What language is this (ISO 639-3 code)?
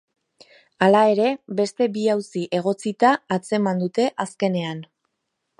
eus